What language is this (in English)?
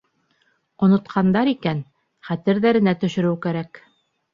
Bashkir